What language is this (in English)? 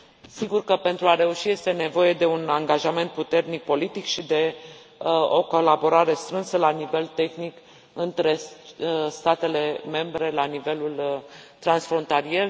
Romanian